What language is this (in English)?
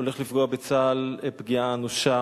Hebrew